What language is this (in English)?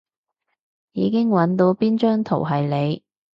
Cantonese